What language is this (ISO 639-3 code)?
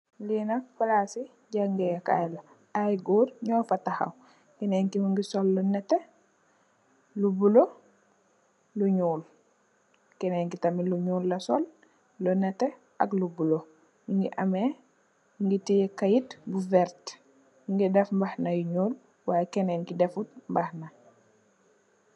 wol